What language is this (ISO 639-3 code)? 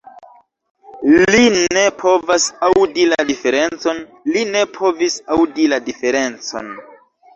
epo